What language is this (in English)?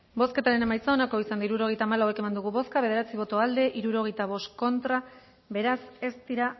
Basque